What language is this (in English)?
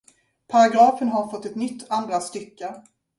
Swedish